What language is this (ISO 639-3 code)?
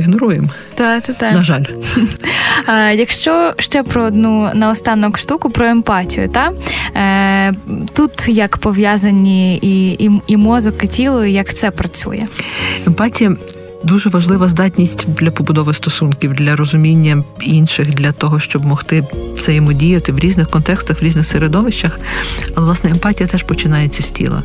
ukr